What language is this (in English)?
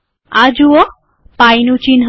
Gujarati